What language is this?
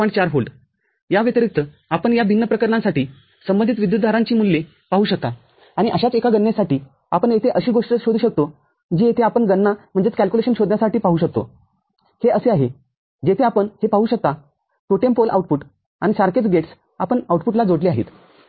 Marathi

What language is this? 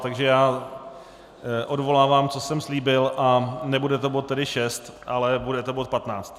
Czech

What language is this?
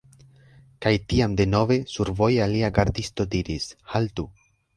Esperanto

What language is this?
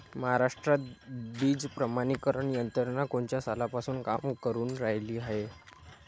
Marathi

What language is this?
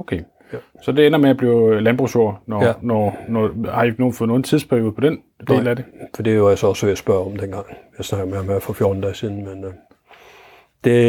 Danish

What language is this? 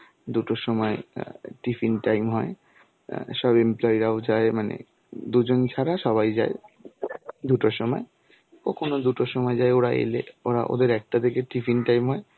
Bangla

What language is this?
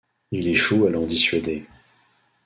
French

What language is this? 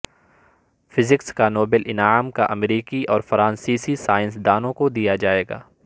Urdu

